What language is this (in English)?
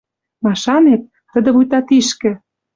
Western Mari